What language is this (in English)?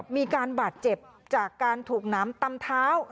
Thai